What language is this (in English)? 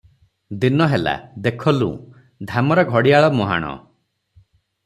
Odia